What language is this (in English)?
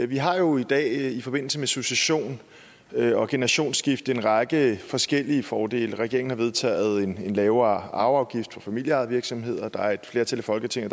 Danish